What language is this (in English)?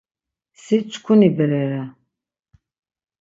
Laz